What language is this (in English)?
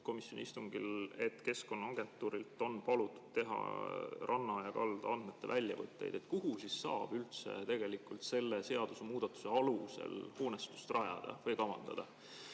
Estonian